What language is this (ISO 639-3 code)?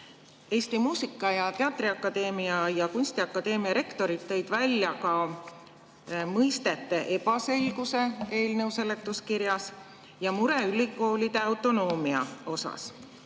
est